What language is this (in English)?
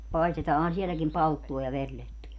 Finnish